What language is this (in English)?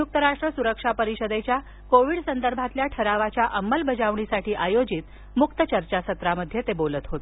Marathi